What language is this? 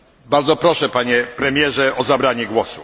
Polish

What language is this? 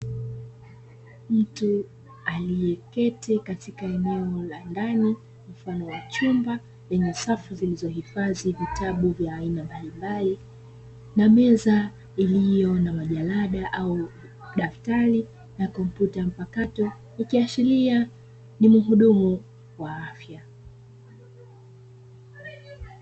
Swahili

